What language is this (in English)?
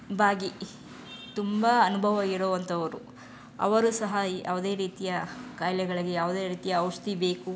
Kannada